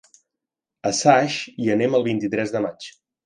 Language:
Catalan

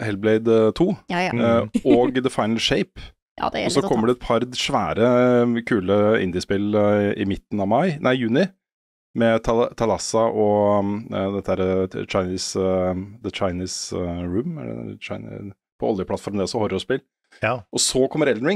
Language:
Norwegian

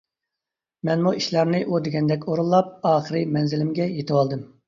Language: Uyghur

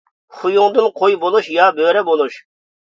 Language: Uyghur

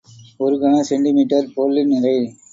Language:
Tamil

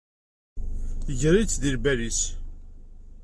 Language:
Kabyle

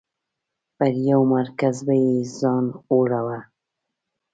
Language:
Pashto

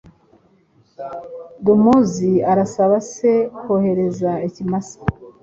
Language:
Kinyarwanda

